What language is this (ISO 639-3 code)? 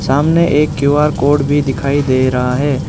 hin